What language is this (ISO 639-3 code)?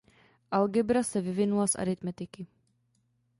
ces